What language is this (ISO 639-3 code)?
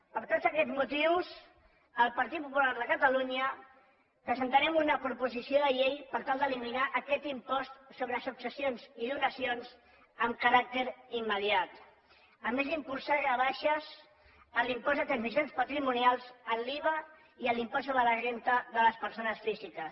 cat